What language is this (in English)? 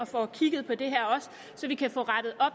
Danish